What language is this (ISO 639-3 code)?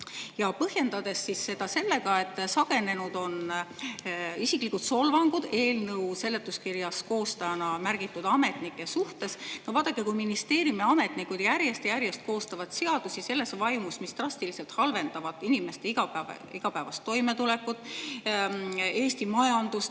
est